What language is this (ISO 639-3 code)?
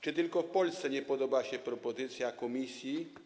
pol